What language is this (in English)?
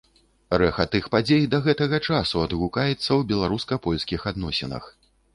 Belarusian